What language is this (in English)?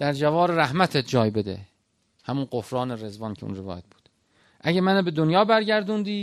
Persian